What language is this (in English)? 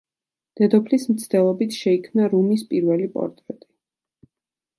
Georgian